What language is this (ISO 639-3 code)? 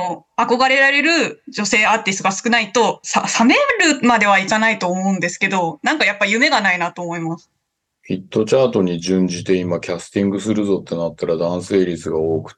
jpn